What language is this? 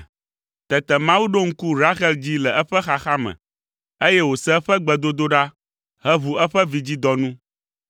Ewe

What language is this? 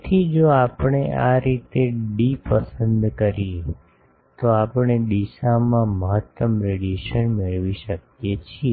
Gujarati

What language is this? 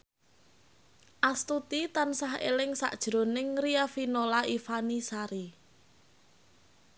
Javanese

